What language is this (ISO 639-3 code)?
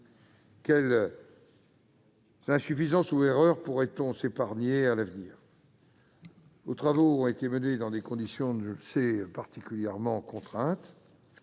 fra